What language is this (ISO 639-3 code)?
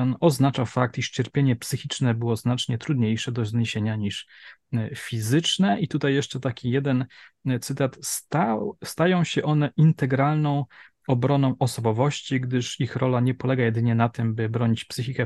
pol